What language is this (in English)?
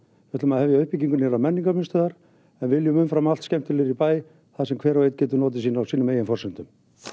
Icelandic